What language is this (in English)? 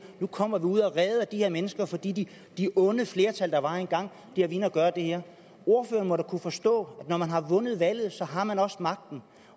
Danish